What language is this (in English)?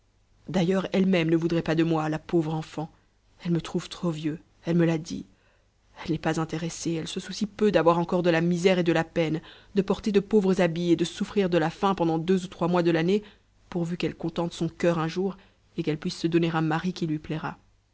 French